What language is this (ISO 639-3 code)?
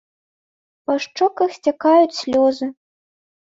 bel